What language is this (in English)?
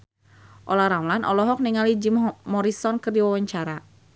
Sundanese